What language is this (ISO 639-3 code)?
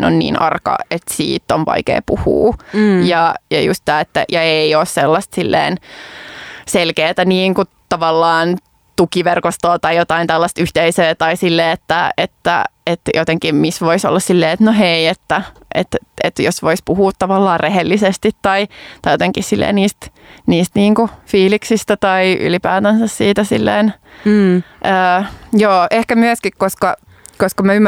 fin